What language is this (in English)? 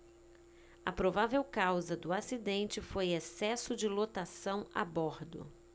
Portuguese